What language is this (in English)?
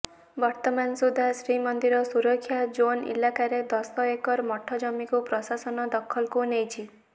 Odia